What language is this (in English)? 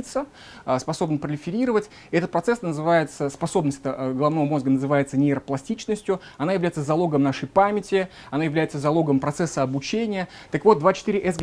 Russian